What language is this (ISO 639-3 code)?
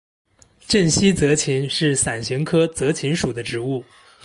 zho